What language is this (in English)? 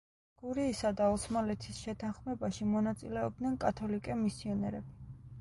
Georgian